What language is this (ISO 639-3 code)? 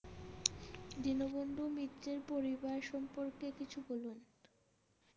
ben